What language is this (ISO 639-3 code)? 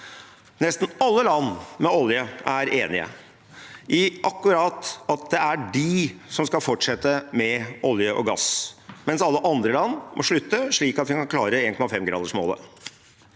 nor